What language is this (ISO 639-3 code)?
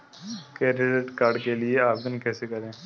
hin